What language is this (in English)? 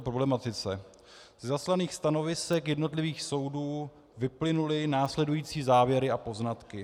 Czech